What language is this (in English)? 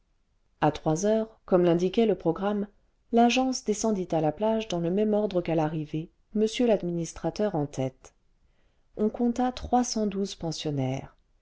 French